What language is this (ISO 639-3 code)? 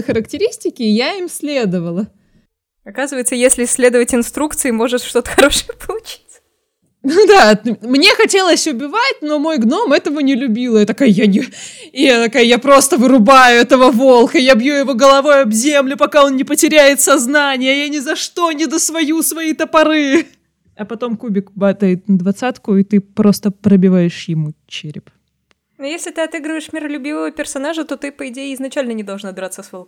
rus